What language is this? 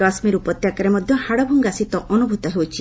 Odia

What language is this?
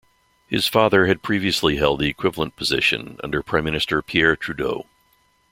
English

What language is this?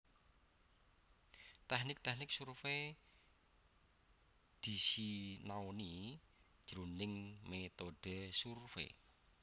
Javanese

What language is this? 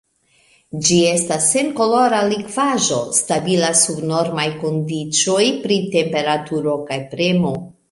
Esperanto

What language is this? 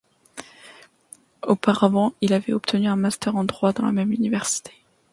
French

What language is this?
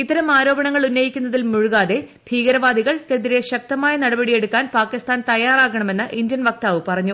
Malayalam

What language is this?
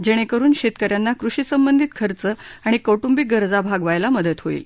Marathi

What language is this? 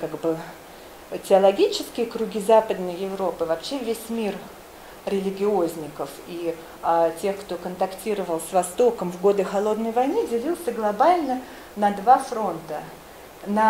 Russian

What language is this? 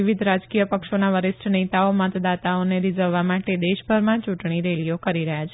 Gujarati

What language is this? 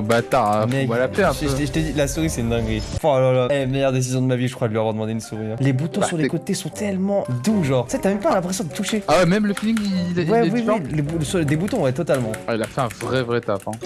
French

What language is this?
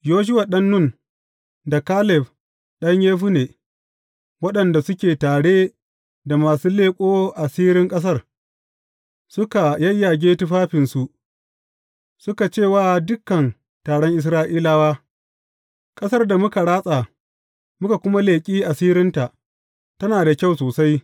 Hausa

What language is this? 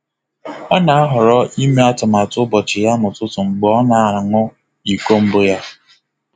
Igbo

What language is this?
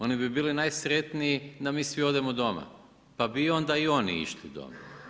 Croatian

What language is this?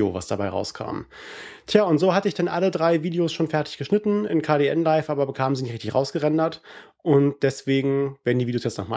German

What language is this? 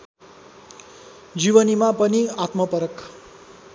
Nepali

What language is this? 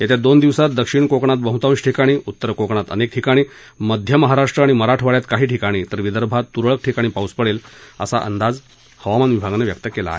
Marathi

